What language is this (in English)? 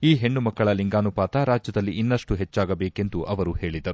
Kannada